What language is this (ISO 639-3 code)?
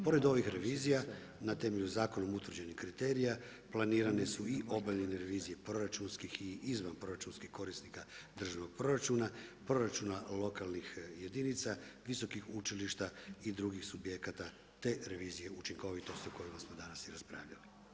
hrv